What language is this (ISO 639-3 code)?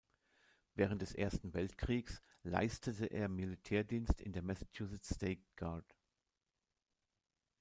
deu